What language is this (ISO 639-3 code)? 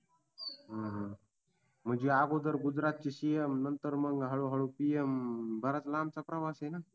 mar